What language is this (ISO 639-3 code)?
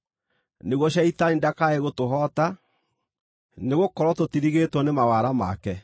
kik